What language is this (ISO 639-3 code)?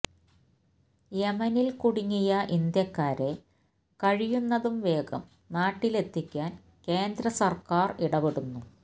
mal